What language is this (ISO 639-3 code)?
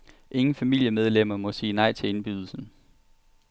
dan